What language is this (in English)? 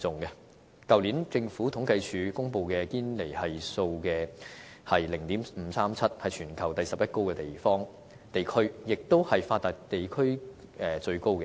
Cantonese